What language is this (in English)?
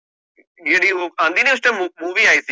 Punjabi